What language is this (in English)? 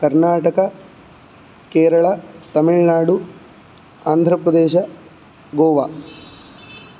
Sanskrit